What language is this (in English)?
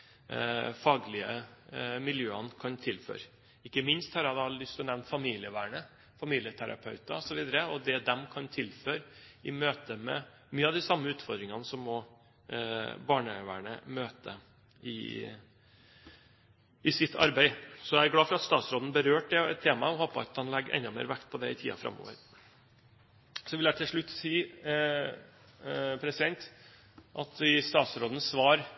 Norwegian Bokmål